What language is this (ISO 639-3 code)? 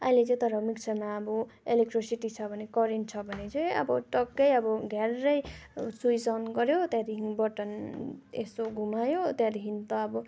nep